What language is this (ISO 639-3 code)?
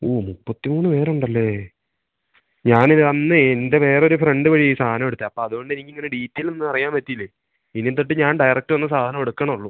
mal